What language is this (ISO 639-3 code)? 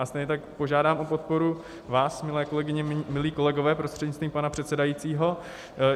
ces